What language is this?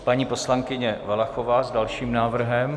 Czech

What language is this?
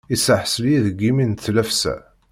Kabyle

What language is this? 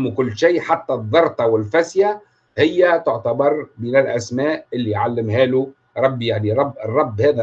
Arabic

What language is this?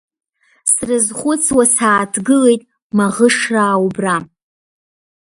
Abkhazian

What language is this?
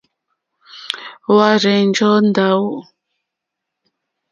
Mokpwe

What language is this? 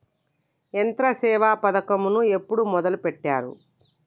Telugu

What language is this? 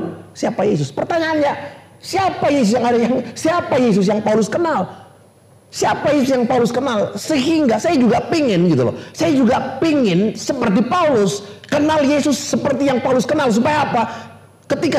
Indonesian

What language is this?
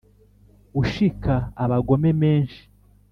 Kinyarwanda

